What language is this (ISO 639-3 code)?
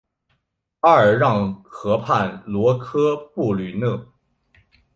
zho